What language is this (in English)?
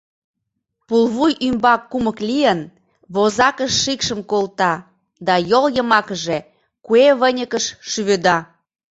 Mari